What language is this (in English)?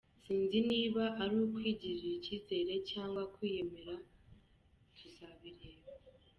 Kinyarwanda